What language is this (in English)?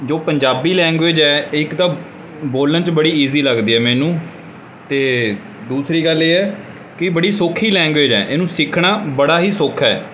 Punjabi